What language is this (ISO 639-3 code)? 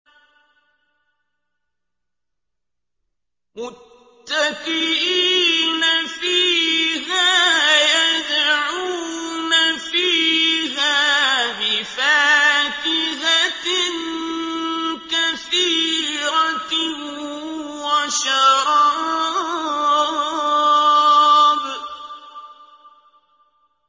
ara